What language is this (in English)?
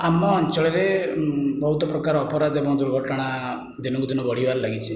Odia